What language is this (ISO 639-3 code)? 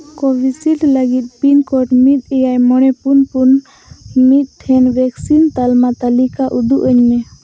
sat